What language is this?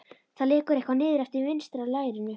Icelandic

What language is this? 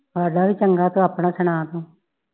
Punjabi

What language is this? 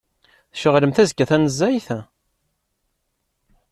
Kabyle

